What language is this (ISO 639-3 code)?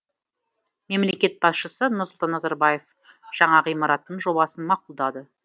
kaz